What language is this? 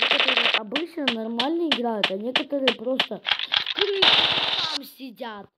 Russian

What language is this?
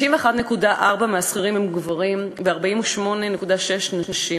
Hebrew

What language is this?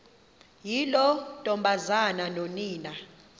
Xhosa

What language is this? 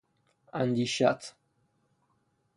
Persian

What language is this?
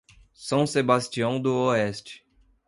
Portuguese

